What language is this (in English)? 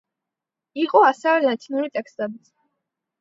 Georgian